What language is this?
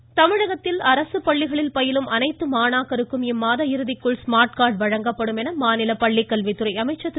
Tamil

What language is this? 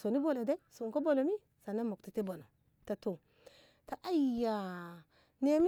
Ngamo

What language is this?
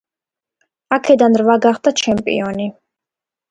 Georgian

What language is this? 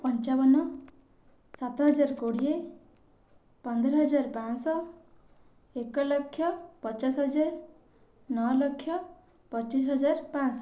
Odia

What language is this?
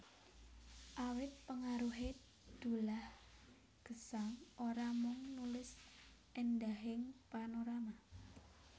Javanese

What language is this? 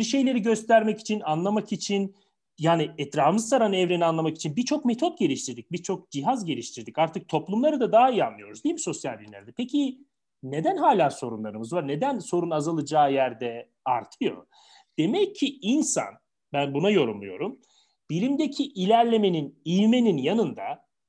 Turkish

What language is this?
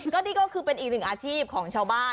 Thai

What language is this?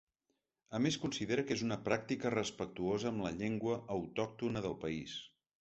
Catalan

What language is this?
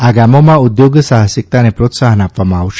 Gujarati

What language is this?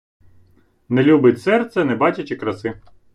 Ukrainian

